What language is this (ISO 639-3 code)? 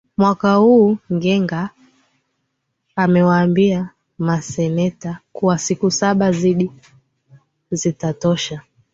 swa